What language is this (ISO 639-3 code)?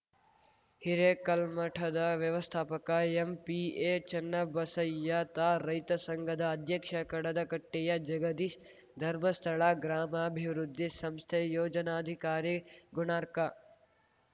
kan